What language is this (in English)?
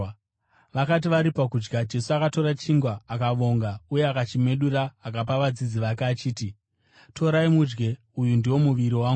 Shona